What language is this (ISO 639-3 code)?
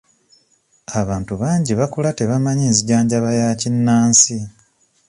lug